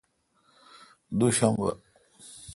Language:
Kalkoti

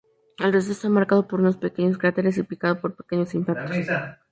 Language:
Spanish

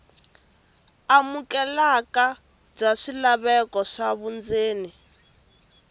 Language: Tsonga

